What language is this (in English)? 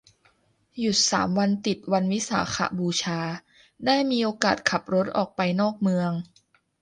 Thai